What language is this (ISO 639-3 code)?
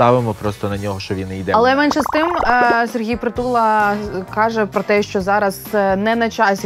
ukr